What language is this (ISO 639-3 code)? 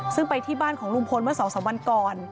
tha